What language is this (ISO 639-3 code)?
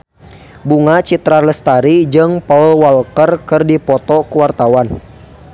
sun